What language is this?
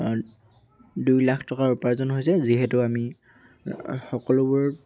Assamese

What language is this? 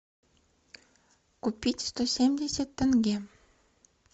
Russian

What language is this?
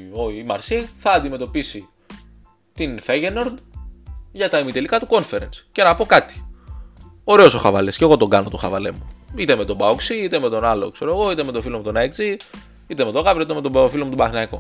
Greek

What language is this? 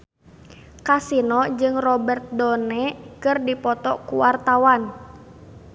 Sundanese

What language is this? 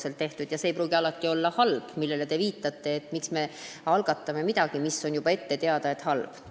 Estonian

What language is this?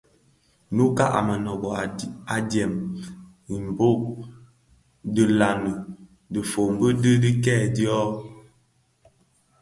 Bafia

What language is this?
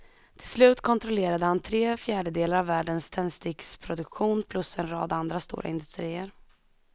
Swedish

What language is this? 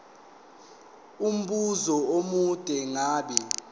Zulu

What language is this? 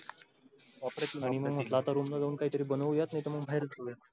Marathi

